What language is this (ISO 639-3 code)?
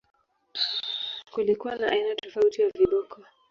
swa